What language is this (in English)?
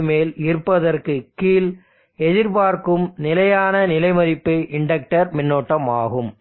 Tamil